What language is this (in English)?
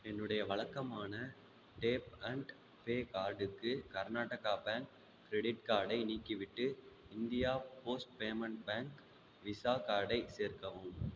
Tamil